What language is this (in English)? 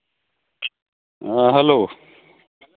Santali